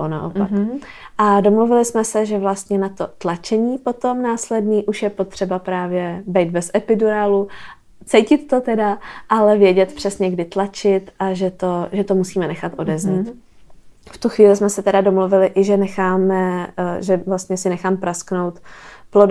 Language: Czech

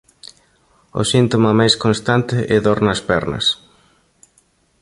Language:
Galician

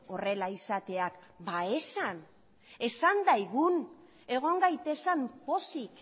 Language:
Basque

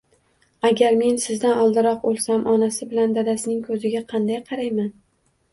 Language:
Uzbek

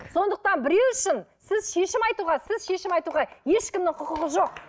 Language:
Kazakh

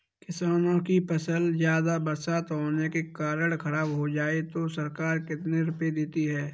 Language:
Hindi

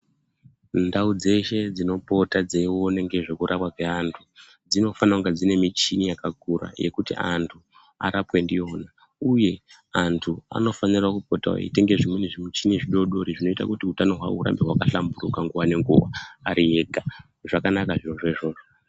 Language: Ndau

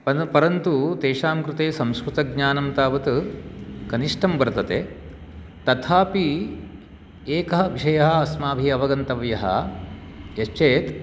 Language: Sanskrit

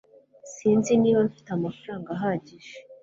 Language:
Kinyarwanda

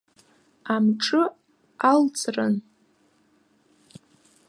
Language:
Abkhazian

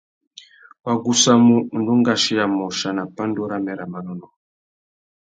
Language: Tuki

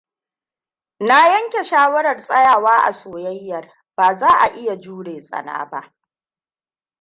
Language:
Hausa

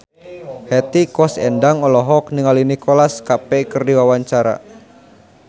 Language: Sundanese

